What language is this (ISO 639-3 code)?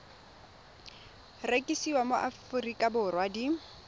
tsn